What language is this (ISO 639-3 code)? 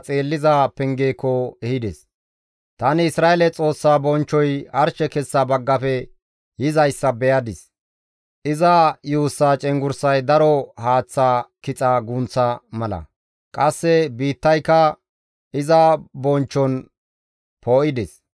gmv